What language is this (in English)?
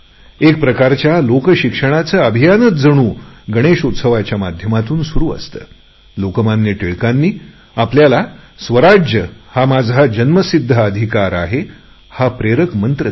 Marathi